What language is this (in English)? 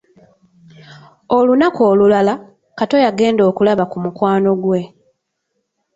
Ganda